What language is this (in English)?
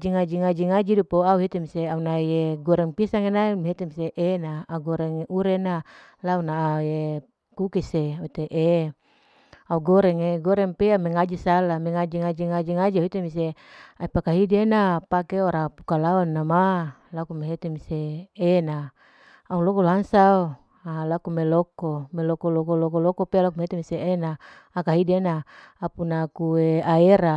Larike-Wakasihu